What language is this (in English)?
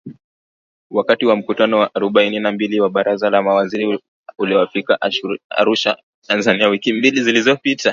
Swahili